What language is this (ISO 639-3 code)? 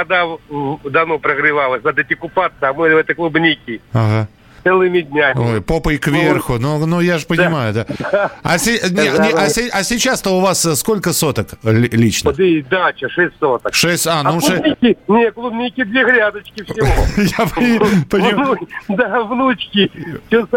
rus